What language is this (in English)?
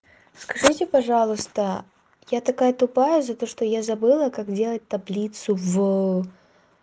Russian